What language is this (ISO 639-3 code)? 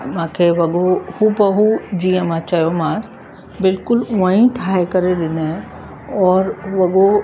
snd